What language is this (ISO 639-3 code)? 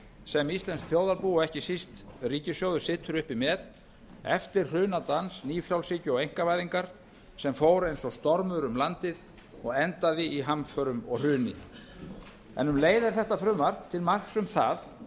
isl